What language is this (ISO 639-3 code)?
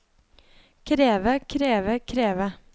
nor